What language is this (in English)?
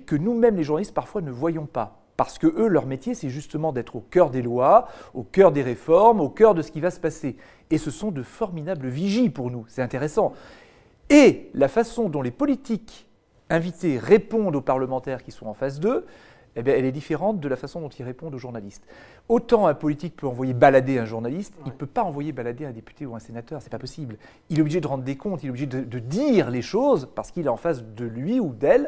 French